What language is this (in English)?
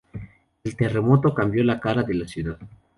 Spanish